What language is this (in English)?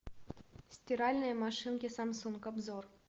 Russian